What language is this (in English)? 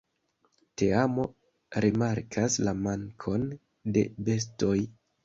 Esperanto